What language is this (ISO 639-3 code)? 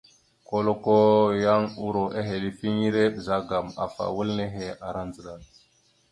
mxu